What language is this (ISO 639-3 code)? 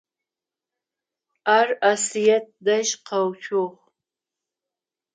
ady